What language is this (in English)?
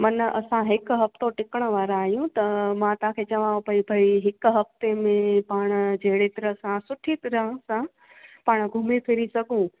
Sindhi